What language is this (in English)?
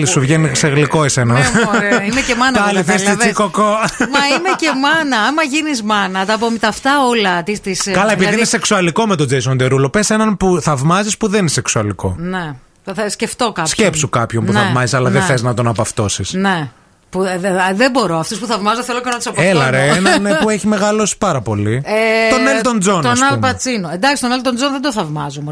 Greek